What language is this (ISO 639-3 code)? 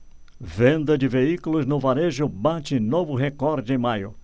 por